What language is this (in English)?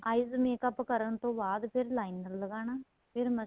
Punjabi